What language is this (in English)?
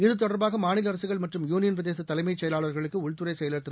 Tamil